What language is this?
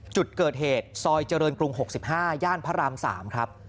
Thai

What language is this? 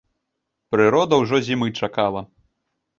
Belarusian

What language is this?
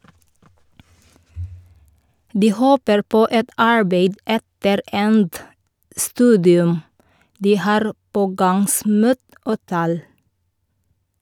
Norwegian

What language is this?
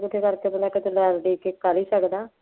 Punjabi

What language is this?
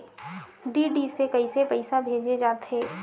Chhattisgarhi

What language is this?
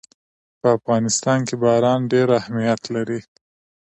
Pashto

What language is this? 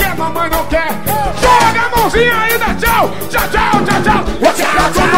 Portuguese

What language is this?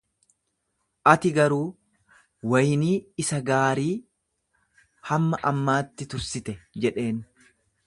Oromo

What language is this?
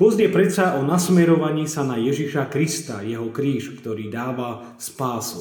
Slovak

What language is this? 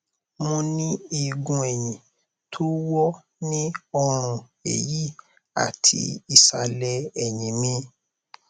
Yoruba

